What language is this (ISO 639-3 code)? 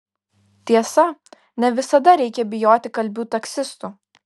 lit